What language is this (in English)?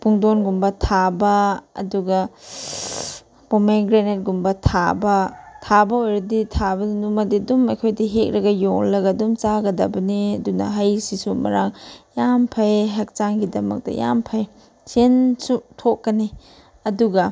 Manipuri